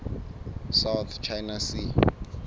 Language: Southern Sotho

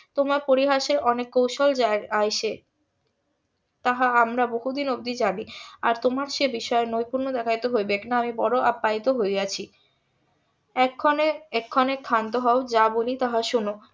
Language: Bangla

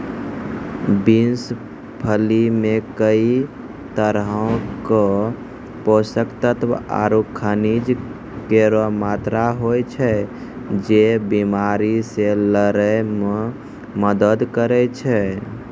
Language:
Maithili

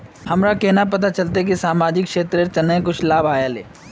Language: Magahi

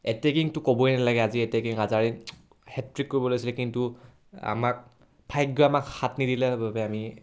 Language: Assamese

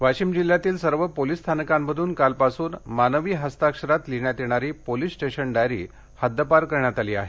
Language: Marathi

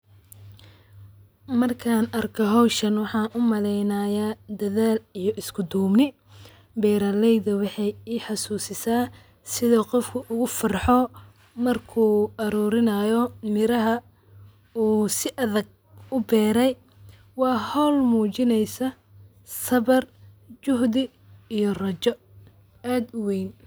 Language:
Somali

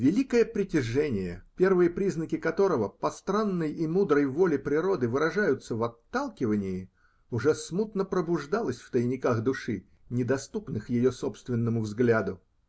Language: Russian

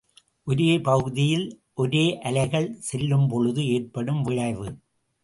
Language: Tamil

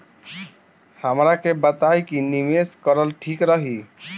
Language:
Bhojpuri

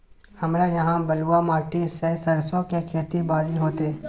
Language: Maithili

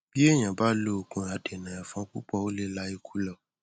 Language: Yoruba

